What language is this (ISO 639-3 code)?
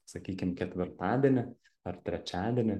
lit